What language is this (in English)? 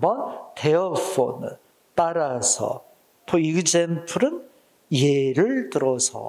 Korean